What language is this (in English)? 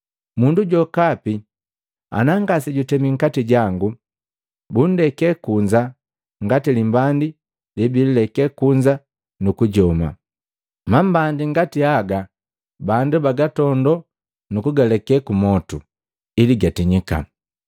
Matengo